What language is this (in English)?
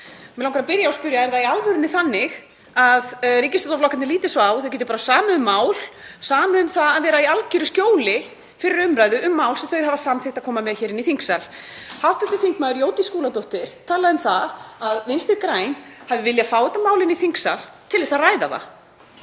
Icelandic